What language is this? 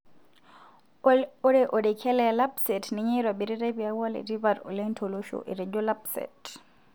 Masai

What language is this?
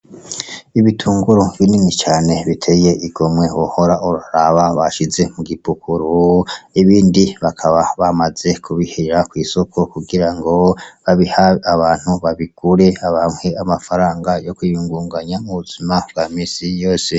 Rundi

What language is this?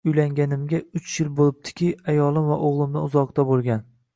Uzbek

